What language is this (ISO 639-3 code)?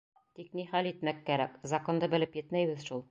bak